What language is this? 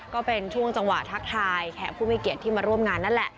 Thai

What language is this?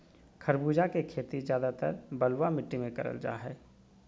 Magahi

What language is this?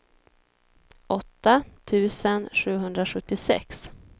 Swedish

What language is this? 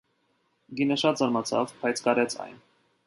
Armenian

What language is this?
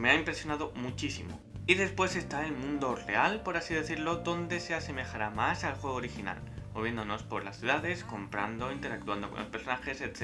Spanish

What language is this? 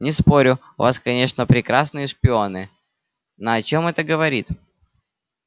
Russian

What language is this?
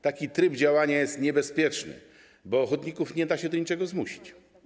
Polish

